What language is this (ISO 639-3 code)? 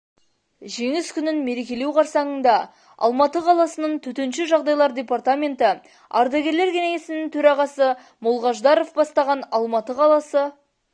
kaz